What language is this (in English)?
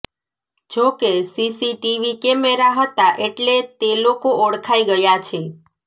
Gujarati